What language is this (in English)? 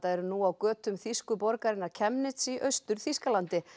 Icelandic